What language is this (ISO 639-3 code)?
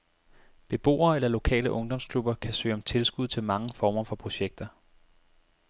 dan